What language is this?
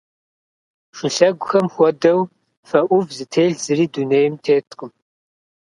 Kabardian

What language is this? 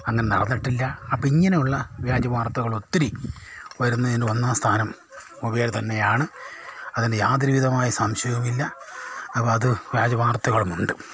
Malayalam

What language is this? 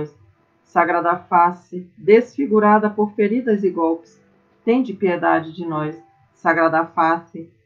Portuguese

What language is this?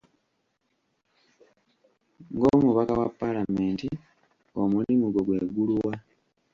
Ganda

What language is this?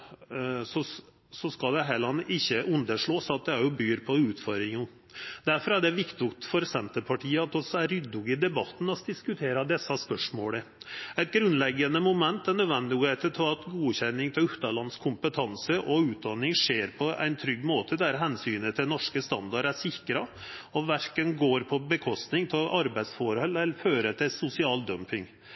Norwegian Nynorsk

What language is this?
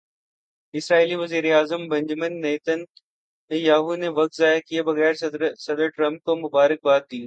Urdu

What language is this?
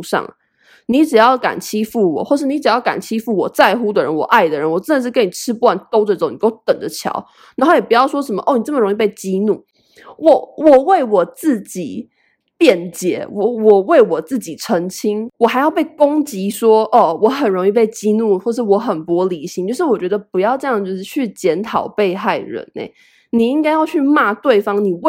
Chinese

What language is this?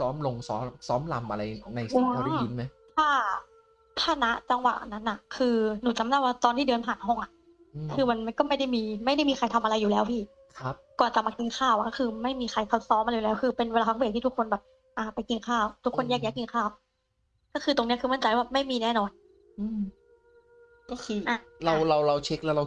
Thai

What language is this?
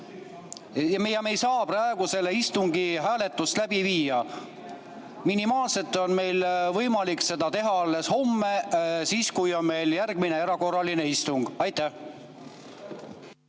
Estonian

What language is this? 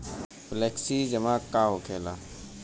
Bhojpuri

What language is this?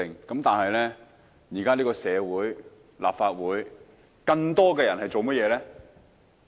Cantonese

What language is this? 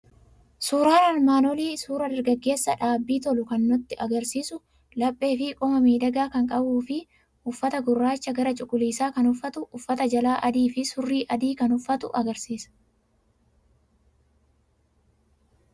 Oromo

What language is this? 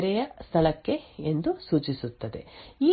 Kannada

